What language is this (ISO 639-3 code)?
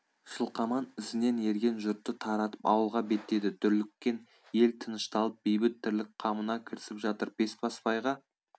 kaz